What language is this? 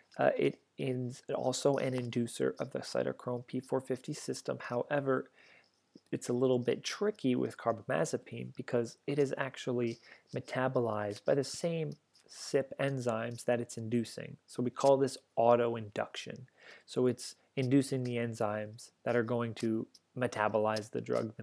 English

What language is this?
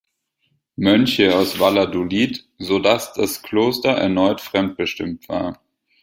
German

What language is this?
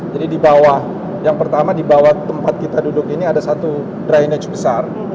Indonesian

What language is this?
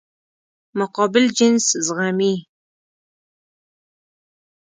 Pashto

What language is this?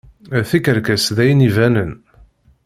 Kabyle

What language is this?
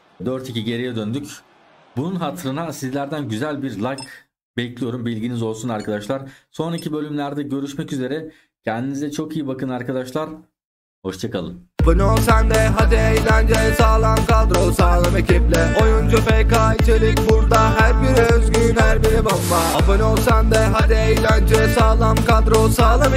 Turkish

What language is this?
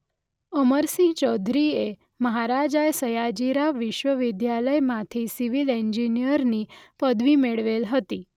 Gujarati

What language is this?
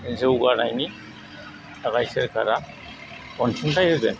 Bodo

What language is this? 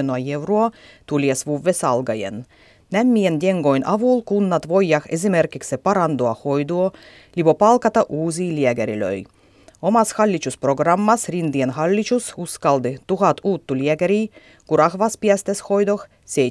Finnish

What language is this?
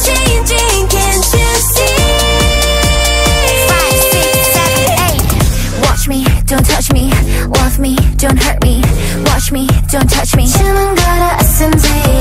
Korean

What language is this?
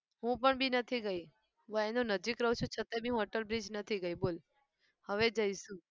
Gujarati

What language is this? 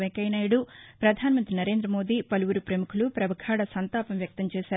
Telugu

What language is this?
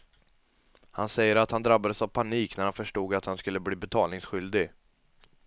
Swedish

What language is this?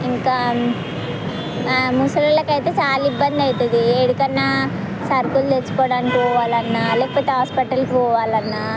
Telugu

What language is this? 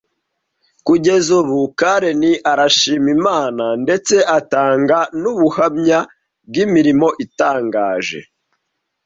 Kinyarwanda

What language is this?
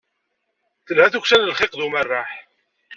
Kabyle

